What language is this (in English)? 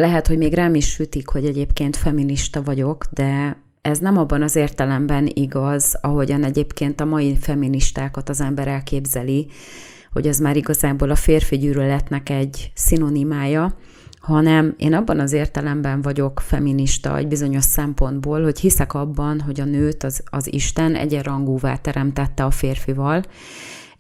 Hungarian